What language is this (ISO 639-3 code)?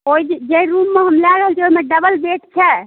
mai